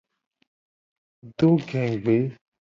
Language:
Gen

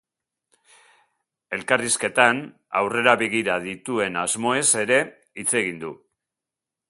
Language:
Basque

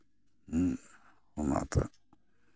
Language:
Santali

